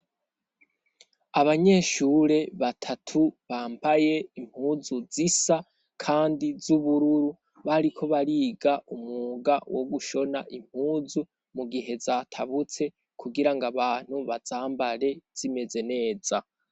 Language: Rundi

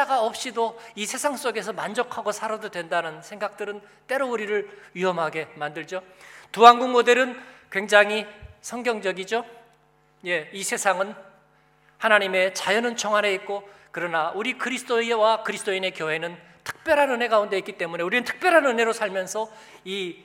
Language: Korean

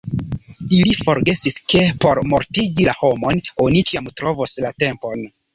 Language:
Esperanto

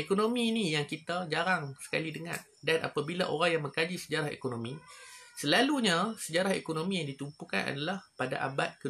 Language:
Malay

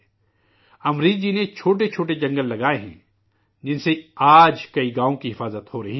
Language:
Urdu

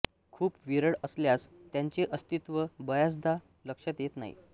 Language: Marathi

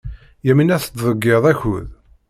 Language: Kabyle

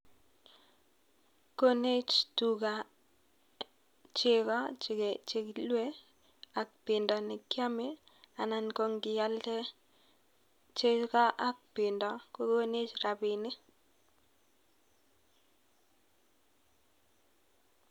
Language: Kalenjin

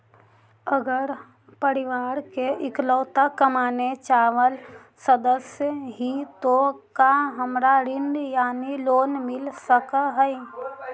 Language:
Magahi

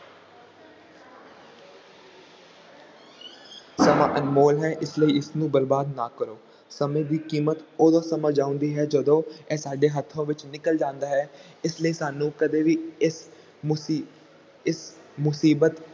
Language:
Punjabi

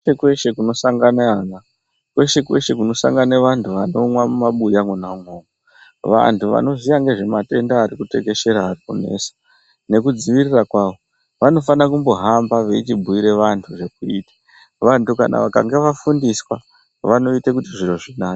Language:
Ndau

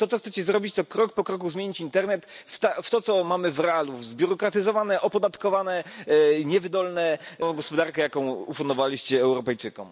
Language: Polish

